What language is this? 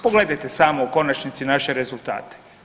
Croatian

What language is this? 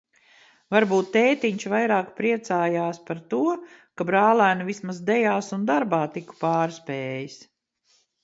Latvian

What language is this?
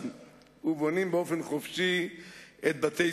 Hebrew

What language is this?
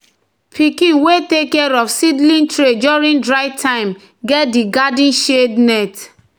Nigerian Pidgin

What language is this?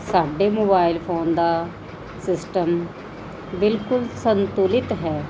Punjabi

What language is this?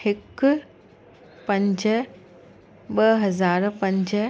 Sindhi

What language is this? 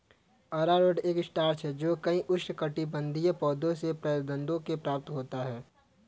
Hindi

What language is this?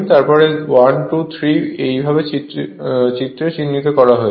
Bangla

